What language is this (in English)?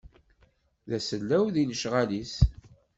Kabyle